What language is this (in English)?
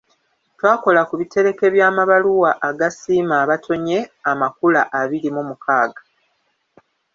Ganda